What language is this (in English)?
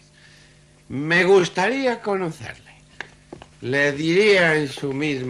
Spanish